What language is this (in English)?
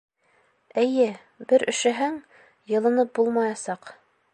Bashkir